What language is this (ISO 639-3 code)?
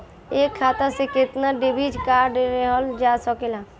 bho